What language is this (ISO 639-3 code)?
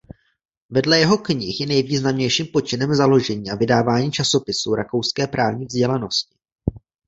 ces